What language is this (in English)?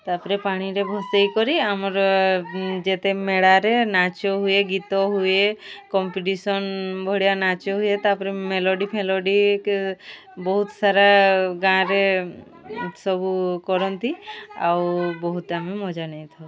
Odia